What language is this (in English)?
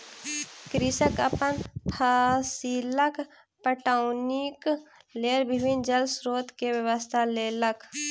Maithili